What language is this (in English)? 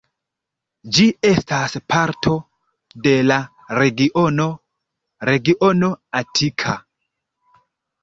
Esperanto